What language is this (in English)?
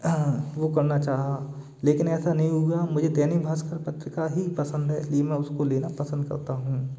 Hindi